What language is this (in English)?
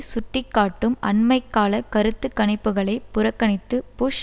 Tamil